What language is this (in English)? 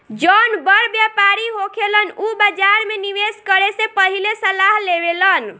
Bhojpuri